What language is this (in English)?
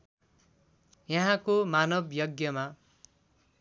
Nepali